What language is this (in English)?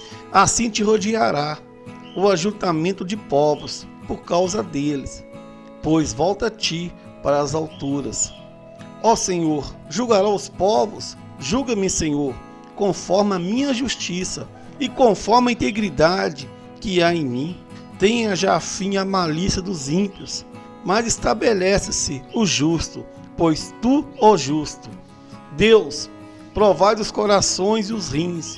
Portuguese